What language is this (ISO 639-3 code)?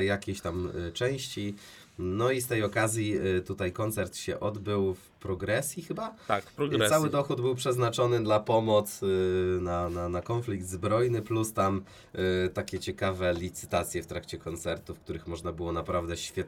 pol